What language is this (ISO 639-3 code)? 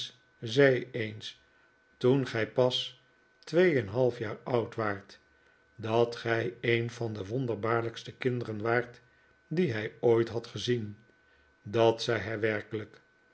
nld